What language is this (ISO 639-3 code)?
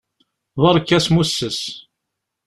kab